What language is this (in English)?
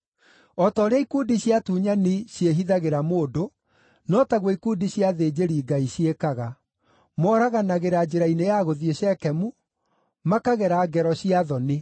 Kikuyu